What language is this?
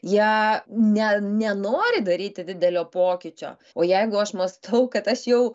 Lithuanian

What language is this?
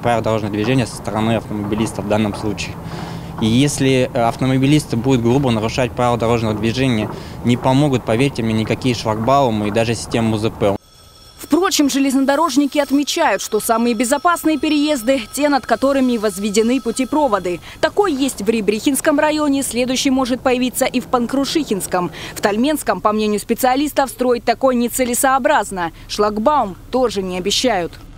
Russian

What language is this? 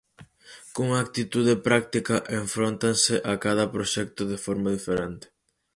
Galician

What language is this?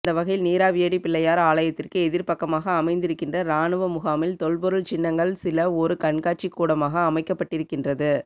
Tamil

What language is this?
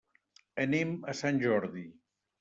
Catalan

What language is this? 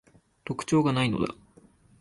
Japanese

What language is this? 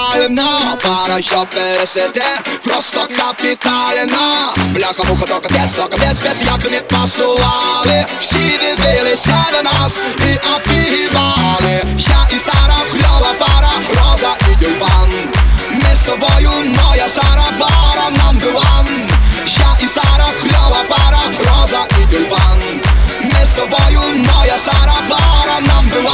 Ukrainian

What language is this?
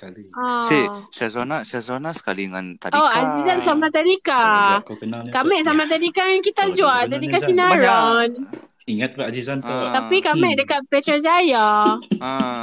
Malay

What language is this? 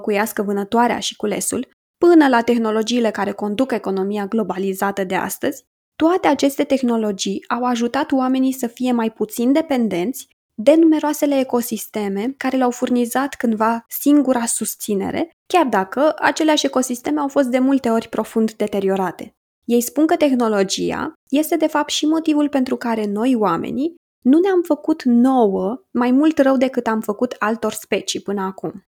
Romanian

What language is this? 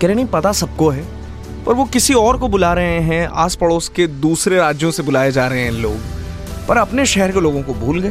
Hindi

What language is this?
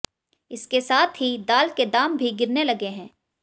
Hindi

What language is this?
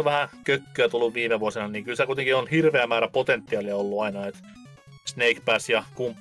Finnish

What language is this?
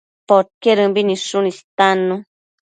Matsés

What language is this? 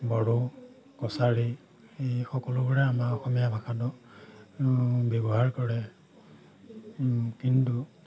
Assamese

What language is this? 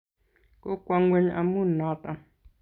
Kalenjin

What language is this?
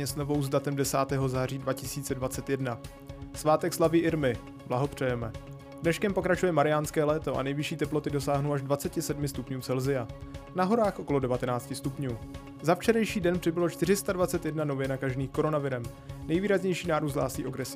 Czech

